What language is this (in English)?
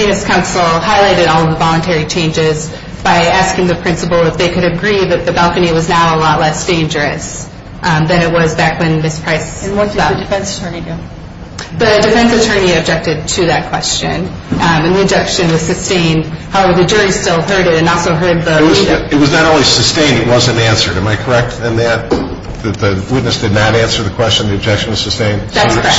English